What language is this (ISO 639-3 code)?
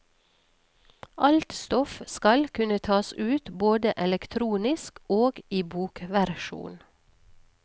nor